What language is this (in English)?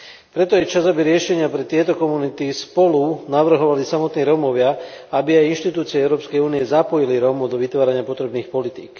Slovak